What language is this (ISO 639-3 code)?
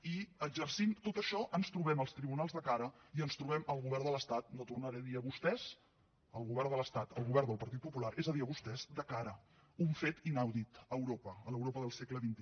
cat